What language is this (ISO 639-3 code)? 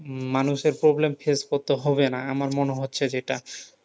ben